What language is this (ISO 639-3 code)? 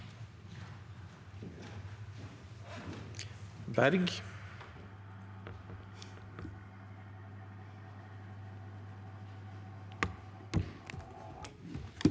nor